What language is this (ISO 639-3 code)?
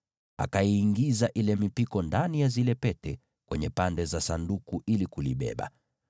swa